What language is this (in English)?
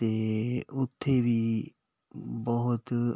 Punjabi